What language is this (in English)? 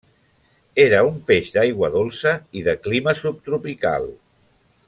Catalan